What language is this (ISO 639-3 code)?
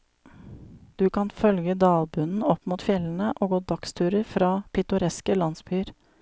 nor